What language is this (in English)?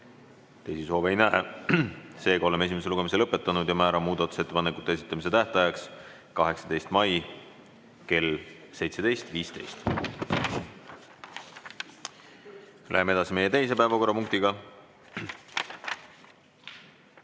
Estonian